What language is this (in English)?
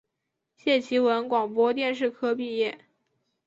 Chinese